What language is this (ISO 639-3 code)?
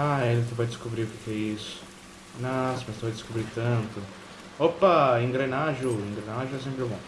por